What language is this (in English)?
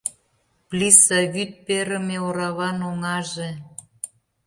Mari